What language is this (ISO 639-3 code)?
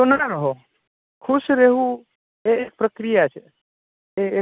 guj